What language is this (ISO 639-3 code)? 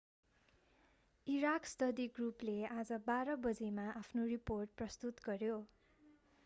nep